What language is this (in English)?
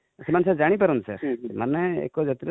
Odia